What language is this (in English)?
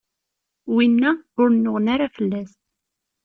Kabyle